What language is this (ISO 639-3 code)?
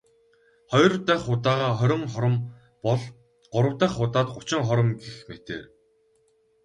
mon